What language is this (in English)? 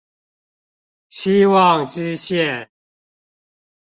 Chinese